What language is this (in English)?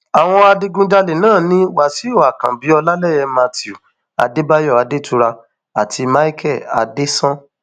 Yoruba